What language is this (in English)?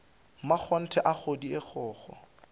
Northern Sotho